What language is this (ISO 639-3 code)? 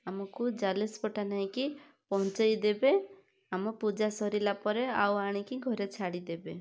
ori